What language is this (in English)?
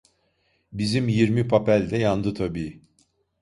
Turkish